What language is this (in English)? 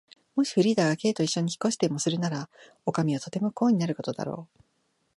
Japanese